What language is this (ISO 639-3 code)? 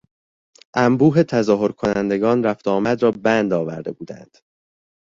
fas